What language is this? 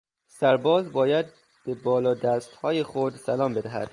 Persian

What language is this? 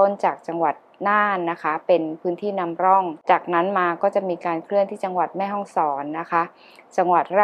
Thai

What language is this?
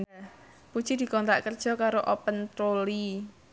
Javanese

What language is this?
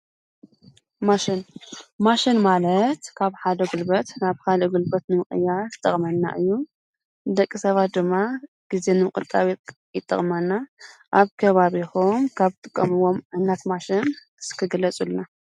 Tigrinya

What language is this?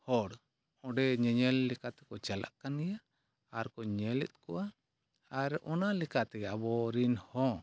Santali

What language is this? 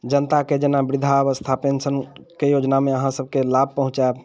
Maithili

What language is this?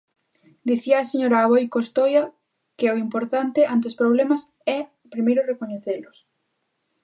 Galician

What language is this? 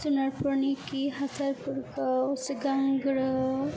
Bodo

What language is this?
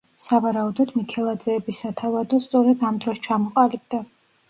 Georgian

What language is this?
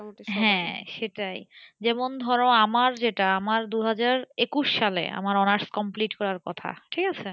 Bangla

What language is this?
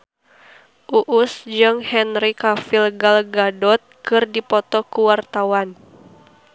Sundanese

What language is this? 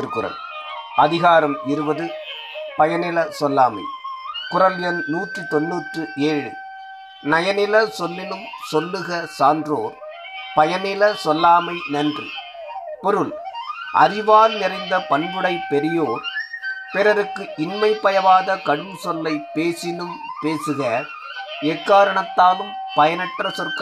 Tamil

